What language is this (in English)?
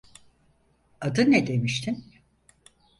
Turkish